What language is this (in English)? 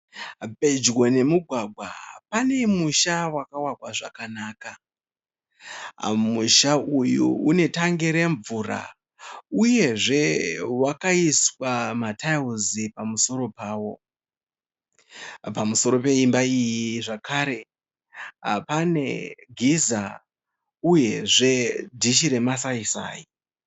Shona